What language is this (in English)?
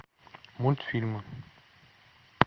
Russian